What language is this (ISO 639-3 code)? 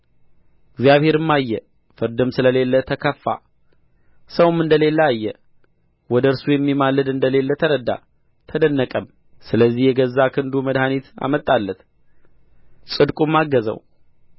amh